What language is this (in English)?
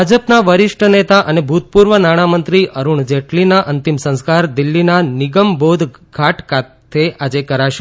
Gujarati